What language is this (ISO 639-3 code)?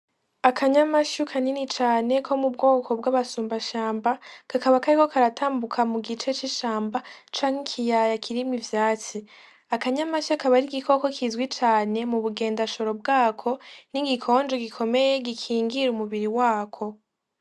run